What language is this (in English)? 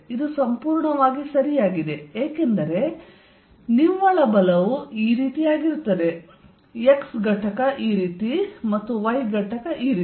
Kannada